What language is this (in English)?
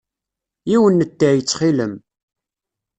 Kabyle